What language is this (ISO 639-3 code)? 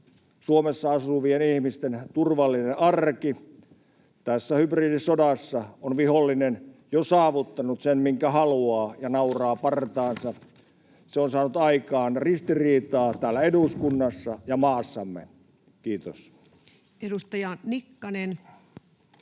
fin